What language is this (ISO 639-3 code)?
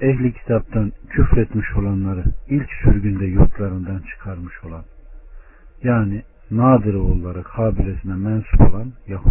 tur